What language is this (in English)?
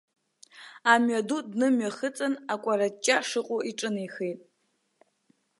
Abkhazian